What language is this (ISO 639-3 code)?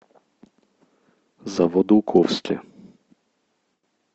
rus